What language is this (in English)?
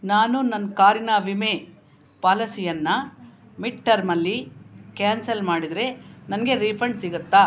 Kannada